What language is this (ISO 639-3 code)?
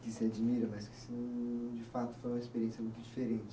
por